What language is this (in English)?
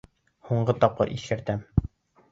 Bashkir